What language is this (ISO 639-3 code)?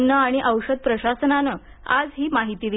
mar